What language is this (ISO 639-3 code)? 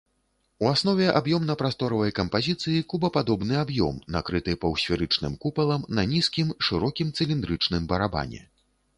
bel